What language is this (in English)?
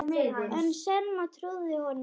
Icelandic